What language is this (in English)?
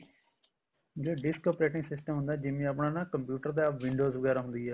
Punjabi